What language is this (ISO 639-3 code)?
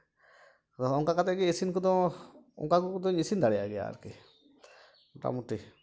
sat